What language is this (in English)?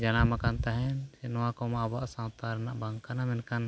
Santali